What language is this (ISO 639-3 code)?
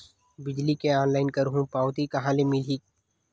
hne